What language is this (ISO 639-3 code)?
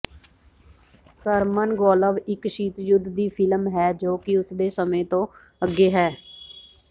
pan